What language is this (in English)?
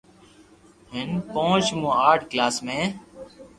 Loarki